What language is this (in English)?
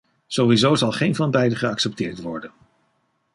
Dutch